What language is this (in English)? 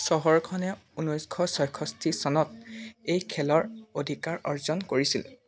Assamese